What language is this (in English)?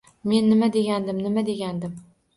Uzbek